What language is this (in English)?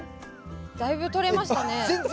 Japanese